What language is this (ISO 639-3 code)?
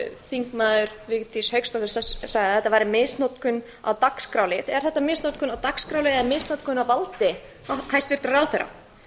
isl